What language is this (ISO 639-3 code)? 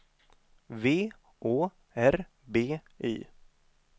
swe